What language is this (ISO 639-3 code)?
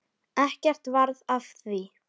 isl